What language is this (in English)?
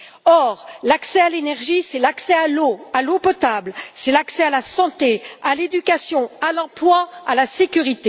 French